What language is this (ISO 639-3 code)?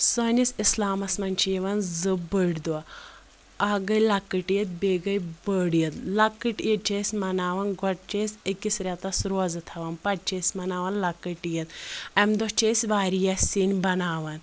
kas